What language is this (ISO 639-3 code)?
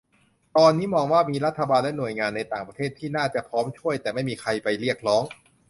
tha